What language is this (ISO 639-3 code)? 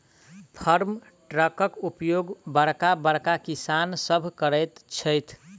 mai